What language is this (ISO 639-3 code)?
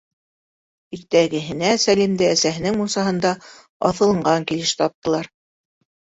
bak